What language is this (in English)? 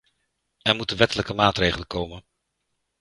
Dutch